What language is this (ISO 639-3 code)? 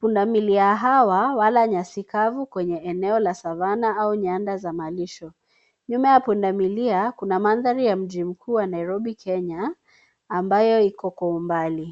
swa